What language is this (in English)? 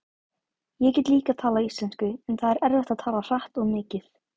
Icelandic